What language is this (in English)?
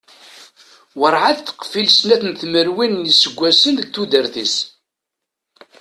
Kabyle